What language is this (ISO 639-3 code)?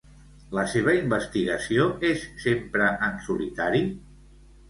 cat